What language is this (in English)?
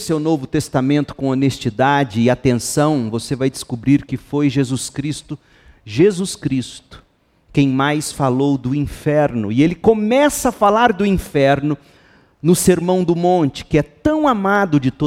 Portuguese